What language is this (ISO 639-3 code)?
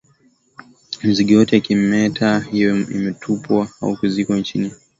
swa